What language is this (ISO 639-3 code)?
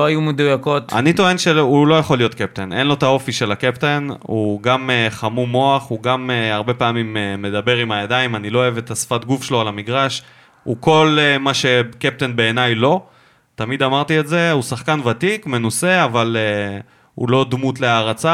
heb